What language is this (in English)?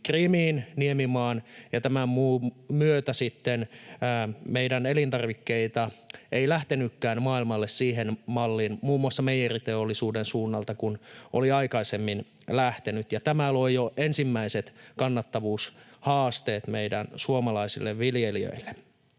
Finnish